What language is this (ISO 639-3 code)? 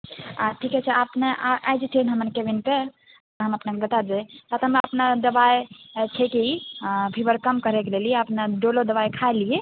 mai